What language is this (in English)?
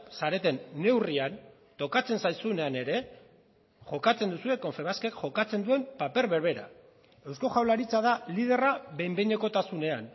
Basque